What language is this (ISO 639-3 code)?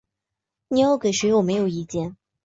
zho